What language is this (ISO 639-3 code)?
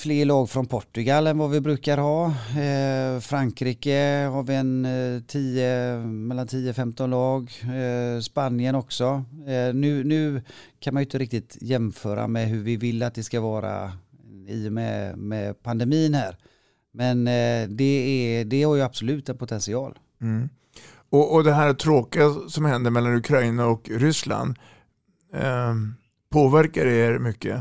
swe